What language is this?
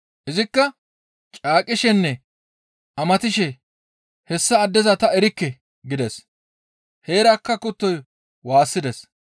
Gamo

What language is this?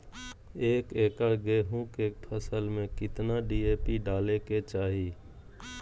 Magahi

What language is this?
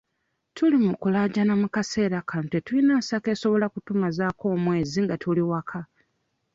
Ganda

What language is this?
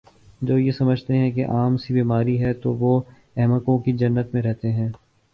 Urdu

